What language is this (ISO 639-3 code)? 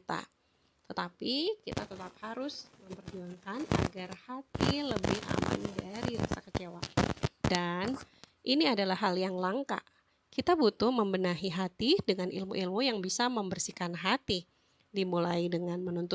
ind